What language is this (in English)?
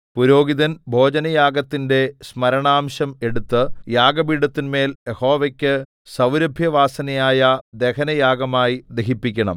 Malayalam